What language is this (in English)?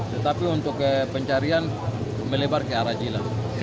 Indonesian